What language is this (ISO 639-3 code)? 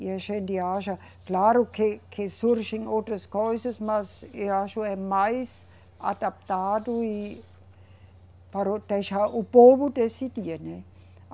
por